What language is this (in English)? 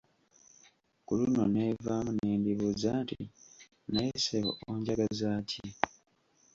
Ganda